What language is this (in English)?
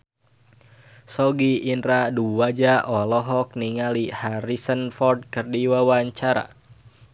Sundanese